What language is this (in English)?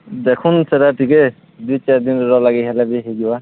Odia